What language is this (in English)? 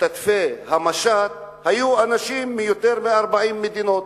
Hebrew